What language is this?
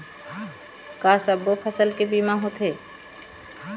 Chhattisgarhi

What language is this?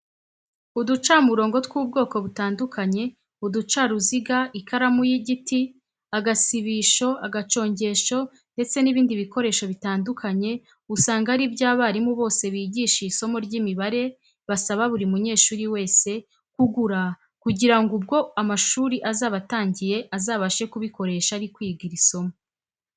Kinyarwanda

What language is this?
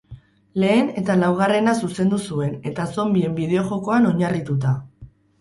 Basque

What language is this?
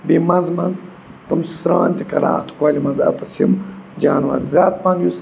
Kashmiri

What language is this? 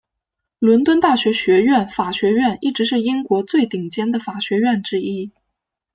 Chinese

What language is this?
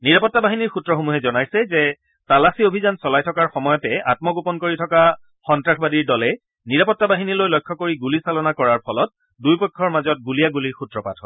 Assamese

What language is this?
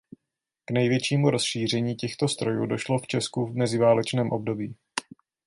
Czech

